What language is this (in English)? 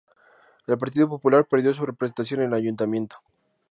Spanish